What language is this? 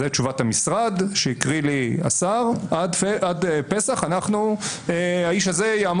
Hebrew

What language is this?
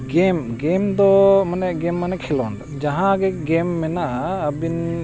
Santali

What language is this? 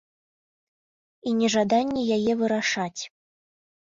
Belarusian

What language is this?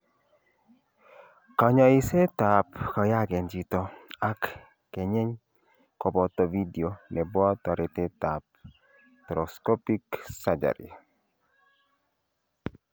Kalenjin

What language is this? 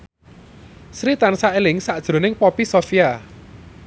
Javanese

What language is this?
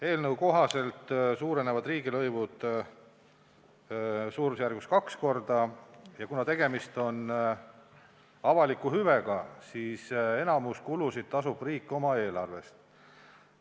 Estonian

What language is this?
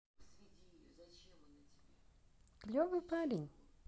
Russian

